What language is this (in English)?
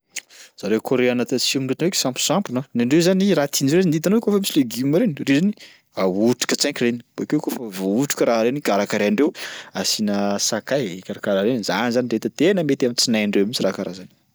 Sakalava Malagasy